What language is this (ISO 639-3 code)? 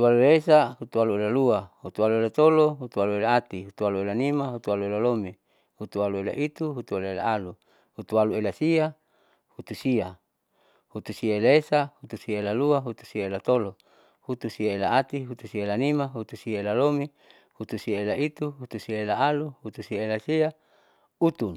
sau